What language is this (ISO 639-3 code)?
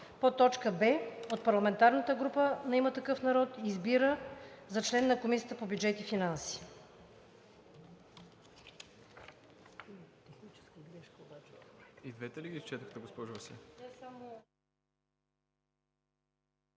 bul